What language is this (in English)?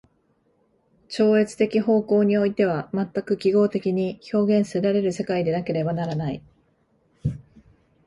Japanese